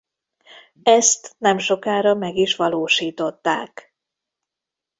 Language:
Hungarian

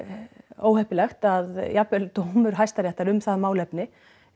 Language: Icelandic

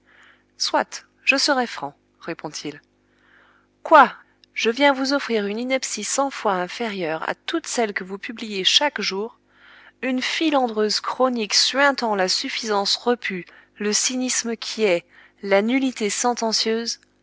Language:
French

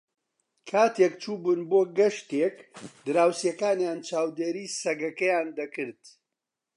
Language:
Central Kurdish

